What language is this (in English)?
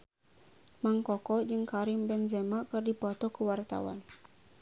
Sundanese